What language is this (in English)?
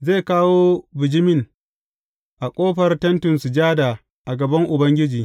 Hausa